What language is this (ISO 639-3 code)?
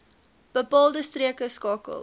afr